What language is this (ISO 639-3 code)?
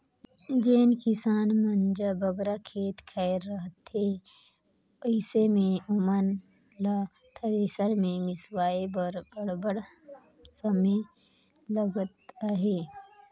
hne